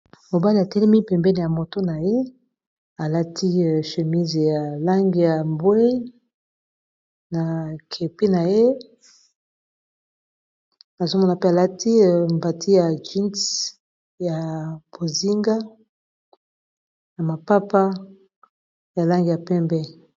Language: Lingala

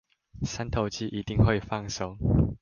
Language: Chinese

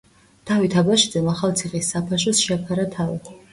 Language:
Georgian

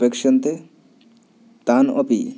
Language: Sanskrit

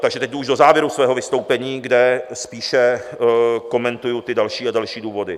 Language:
Czech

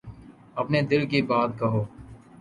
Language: Urdu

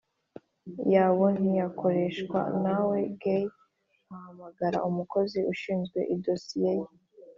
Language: Kinyarwanda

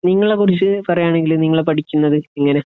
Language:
Malayalam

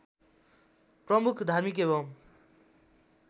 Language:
Nepali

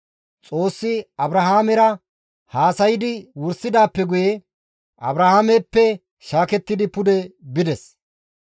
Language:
Gamo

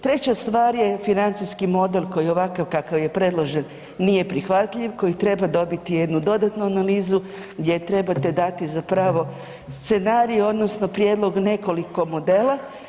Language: Croatian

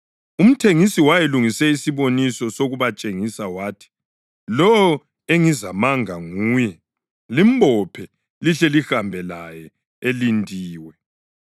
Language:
North Ndebele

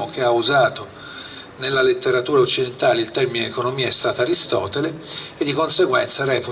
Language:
Italian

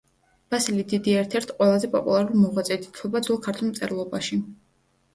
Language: Georgian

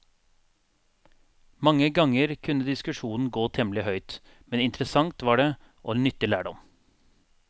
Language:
Norwegian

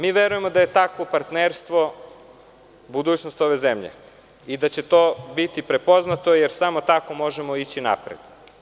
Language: Serbian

